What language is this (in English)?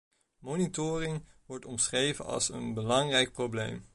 Dutch